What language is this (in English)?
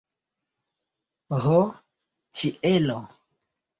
Esperanto